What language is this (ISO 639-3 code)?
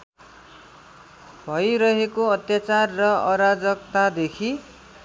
nep